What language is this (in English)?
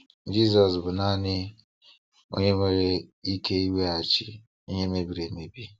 Igbo